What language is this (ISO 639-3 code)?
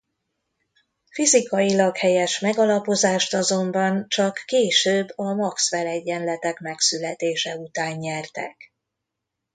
hun